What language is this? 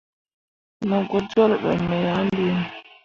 Mundang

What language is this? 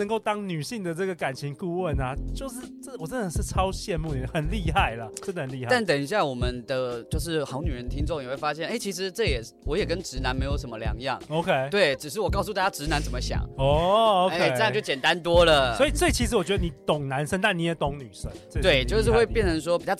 Chinese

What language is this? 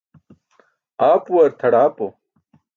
Burushaski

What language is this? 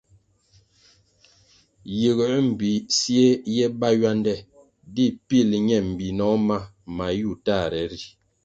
Kwasio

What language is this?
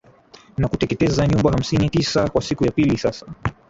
Swahili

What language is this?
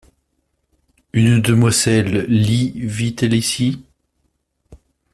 French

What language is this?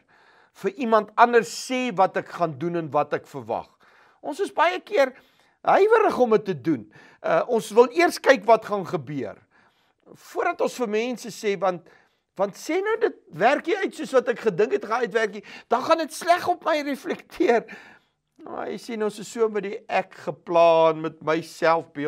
Dutch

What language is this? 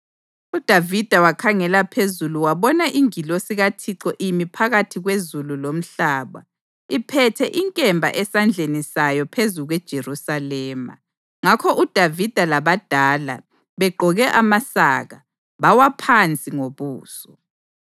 North Ndebele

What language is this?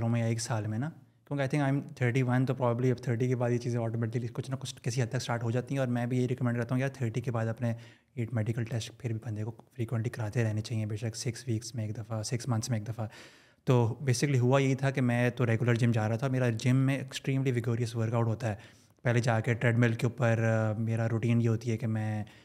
Urdu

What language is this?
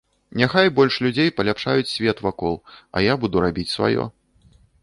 Belarusian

